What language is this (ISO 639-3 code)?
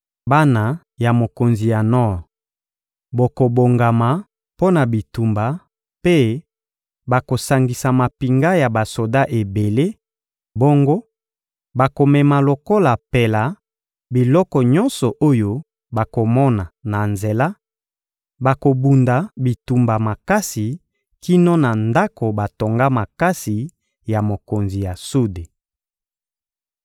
lin